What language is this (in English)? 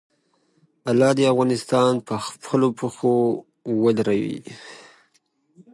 Pashto